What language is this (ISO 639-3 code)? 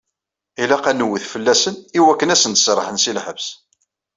kab